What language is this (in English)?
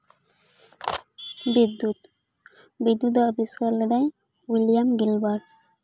Santali